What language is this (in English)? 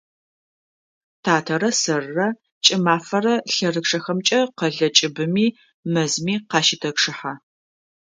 Adyghe